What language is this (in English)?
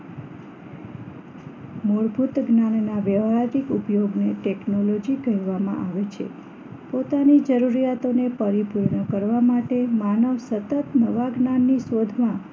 Gujarati